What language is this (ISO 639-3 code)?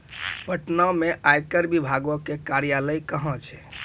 mai